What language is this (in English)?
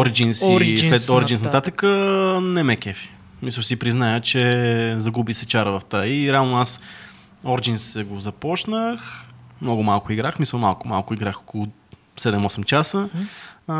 Bulgarian